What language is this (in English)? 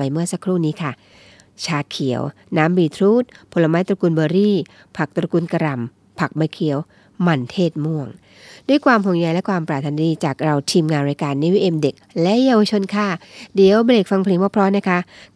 Thai